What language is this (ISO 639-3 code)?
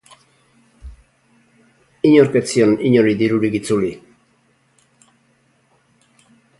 eus